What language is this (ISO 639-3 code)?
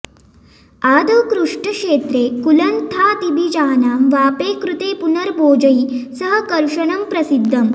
san